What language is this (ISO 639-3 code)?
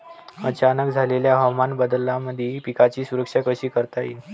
mar